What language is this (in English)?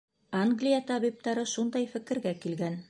Bashkir